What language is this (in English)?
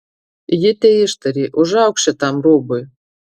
Lithuanian